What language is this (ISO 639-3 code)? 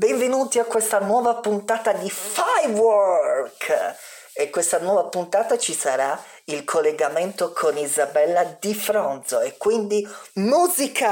ita